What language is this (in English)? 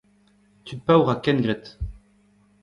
Breton